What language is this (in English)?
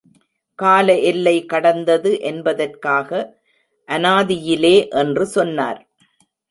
Tamil